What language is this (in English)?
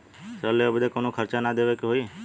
Bhojpuri